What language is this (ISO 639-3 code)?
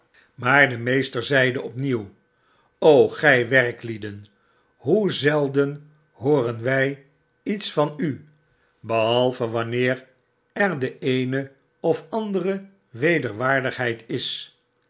nld